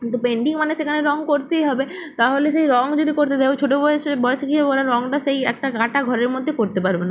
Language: Bangla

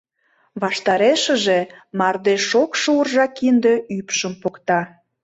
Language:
Mari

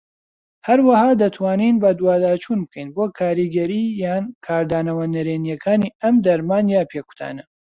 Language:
Central Kurdish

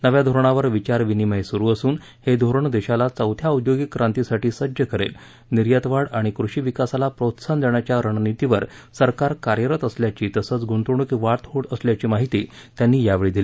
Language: Marathi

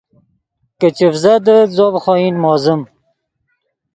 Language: Yidgha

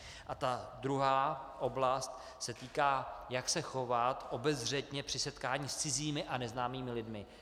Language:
Czech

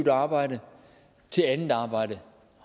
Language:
Danish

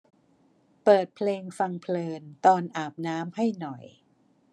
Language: Thai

